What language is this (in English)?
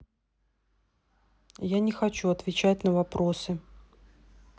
Russian